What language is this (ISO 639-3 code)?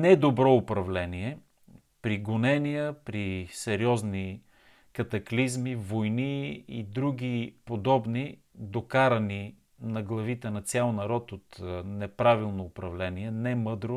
bul